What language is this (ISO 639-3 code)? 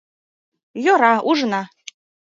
chm